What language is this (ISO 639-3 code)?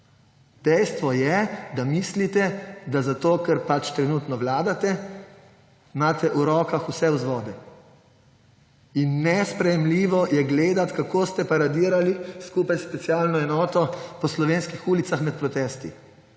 slv